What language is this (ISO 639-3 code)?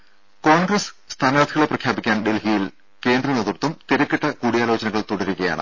mal